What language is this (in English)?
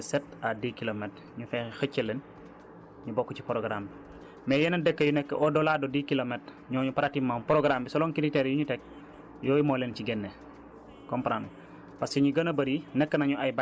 Wolof